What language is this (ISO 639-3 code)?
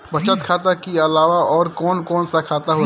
bho